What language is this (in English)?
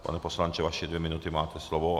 Czech